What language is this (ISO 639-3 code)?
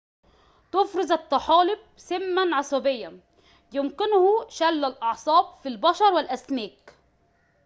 ara